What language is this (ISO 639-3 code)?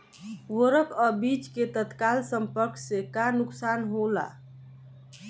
bho